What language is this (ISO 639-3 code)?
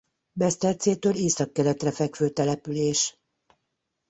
hun